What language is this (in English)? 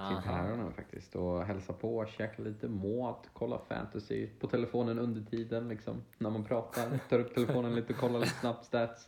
Swedish